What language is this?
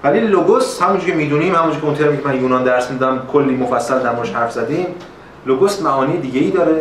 Persian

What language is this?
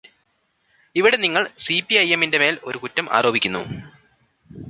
Malayalam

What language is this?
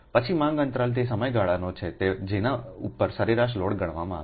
Gujarati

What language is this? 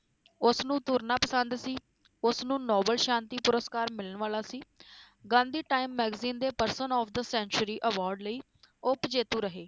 Punjabi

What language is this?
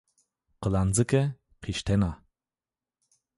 Zaza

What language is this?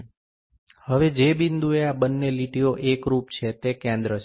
Gujarati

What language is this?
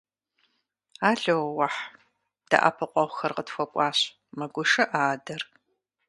Kabardian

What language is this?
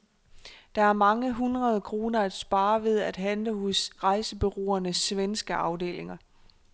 Danish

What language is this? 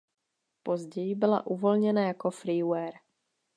Czech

